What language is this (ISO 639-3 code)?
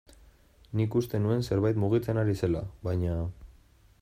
eus